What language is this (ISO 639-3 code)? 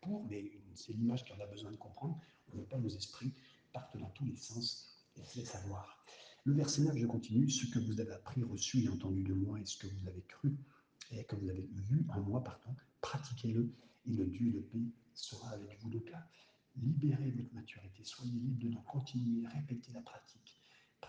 fra